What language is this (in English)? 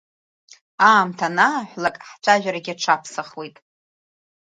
Abkhazian